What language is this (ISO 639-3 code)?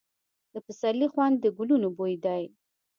pus